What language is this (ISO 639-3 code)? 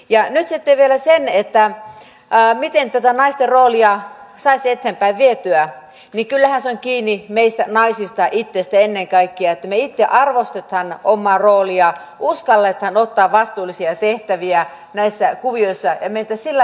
fin